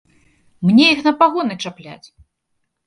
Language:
Belarusian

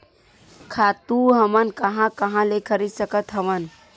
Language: Chhattisgarhi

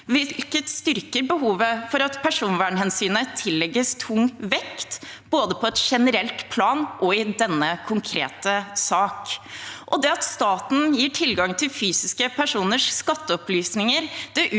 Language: Norwegian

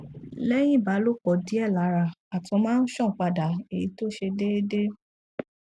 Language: Yoruba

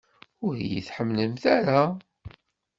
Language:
Kabyle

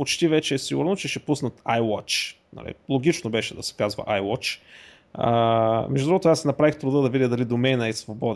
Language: Bulgarian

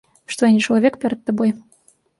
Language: Belarusian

